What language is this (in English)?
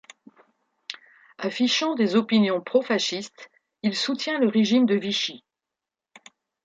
French